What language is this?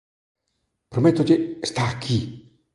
Galician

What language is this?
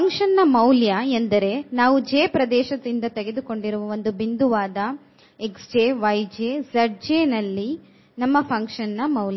Kannada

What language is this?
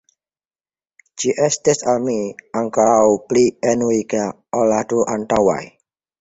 Esperanto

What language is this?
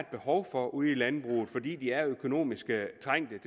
Danish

